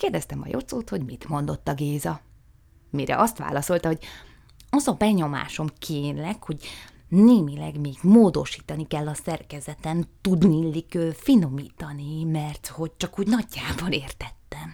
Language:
Hungarian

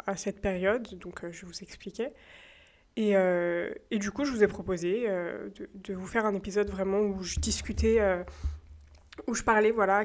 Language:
French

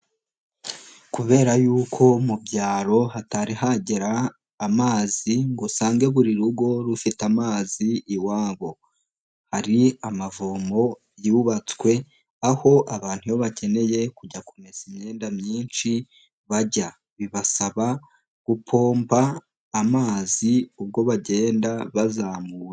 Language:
Kinyarwanda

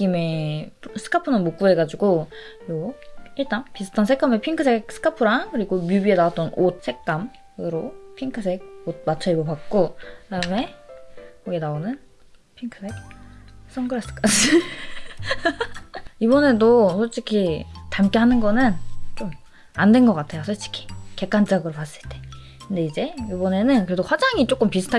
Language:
Korean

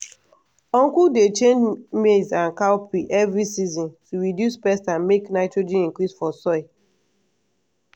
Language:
Nigerian Pidgin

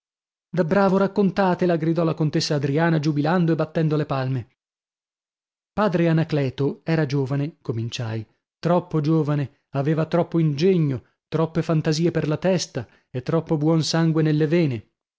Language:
Italian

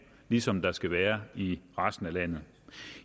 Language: Danish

